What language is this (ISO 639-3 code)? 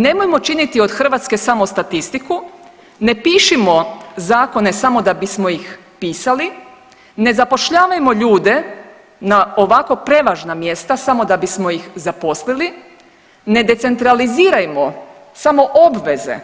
hrv